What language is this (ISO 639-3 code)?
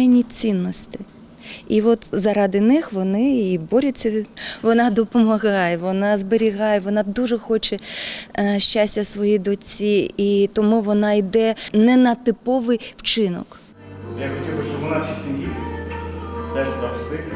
ukr